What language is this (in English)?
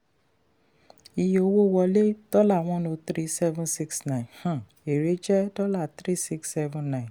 Yoruba